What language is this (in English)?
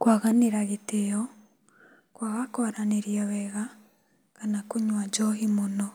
Kikuyu